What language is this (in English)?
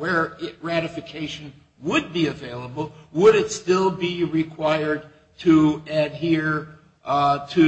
English